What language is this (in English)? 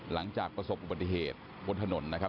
Thai